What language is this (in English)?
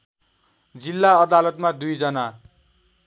Nepali